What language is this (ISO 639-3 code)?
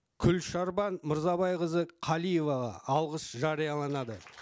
kaz